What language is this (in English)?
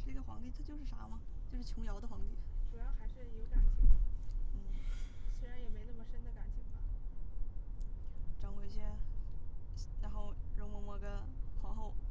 Chinese